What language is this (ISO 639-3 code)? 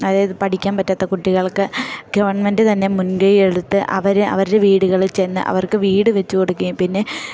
mal